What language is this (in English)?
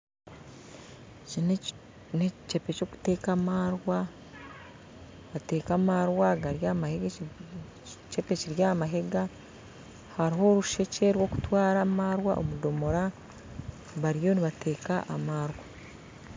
Nyankole